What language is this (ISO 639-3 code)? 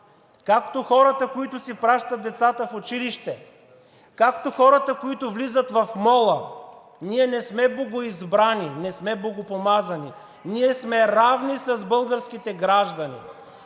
bul